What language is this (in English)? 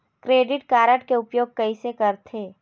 Chhattisgarhi